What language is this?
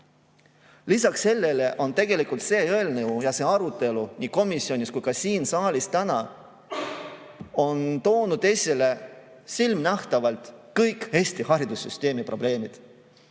Estonian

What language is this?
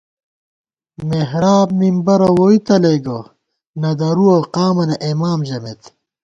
Gawar-Bati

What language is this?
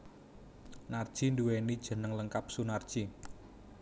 Javanese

